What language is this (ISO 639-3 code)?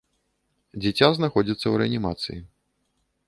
bel